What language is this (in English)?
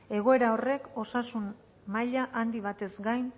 Basque